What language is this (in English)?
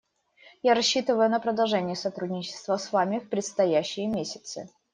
Russian